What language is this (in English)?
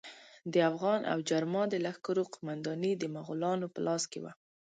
Pashto